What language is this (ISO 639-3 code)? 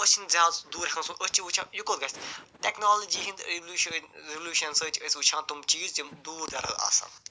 kas